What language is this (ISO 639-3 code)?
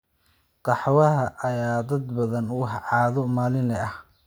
som